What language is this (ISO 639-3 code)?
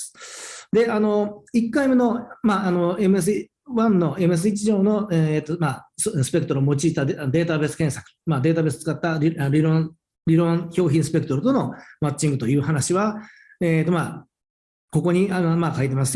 jpn